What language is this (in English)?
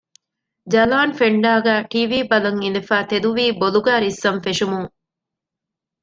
Divehi